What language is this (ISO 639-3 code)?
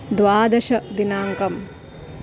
san